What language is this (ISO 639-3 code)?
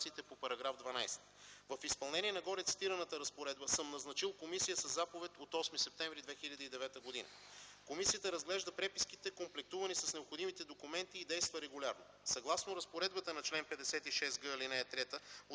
bul